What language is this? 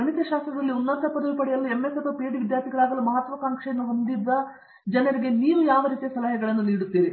Kannada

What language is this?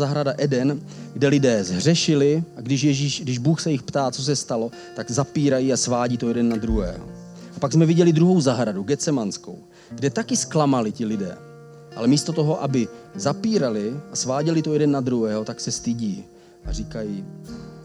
Czech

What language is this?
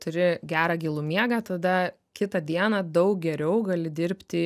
Lithuanian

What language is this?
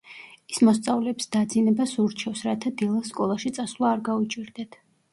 Georgian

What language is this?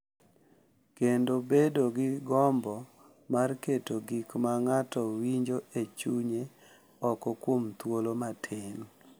Luo (Kenya and Tanzania)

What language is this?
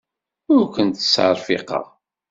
Kabyle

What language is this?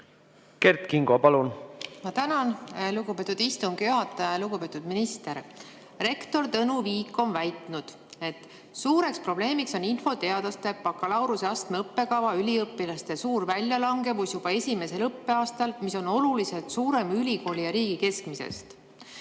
Estonian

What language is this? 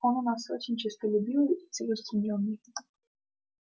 Russian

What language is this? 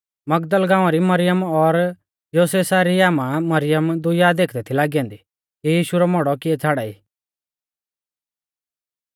Mahasu Pahari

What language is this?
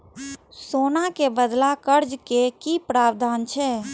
Maithili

